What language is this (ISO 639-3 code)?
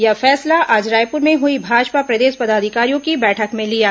hin